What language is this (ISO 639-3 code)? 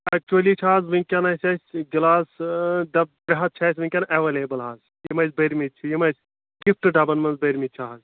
kas